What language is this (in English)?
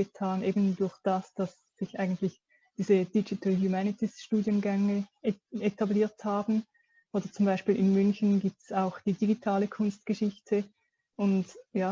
German